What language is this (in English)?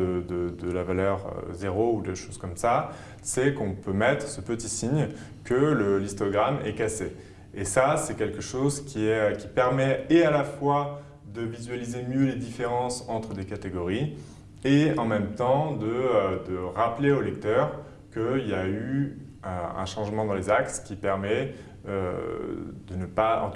French